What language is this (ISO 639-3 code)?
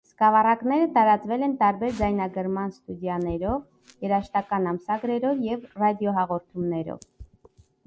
hye